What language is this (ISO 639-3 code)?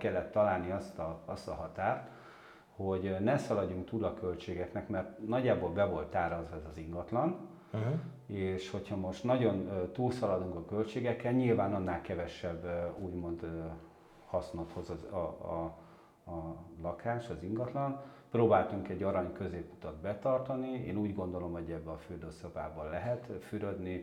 hun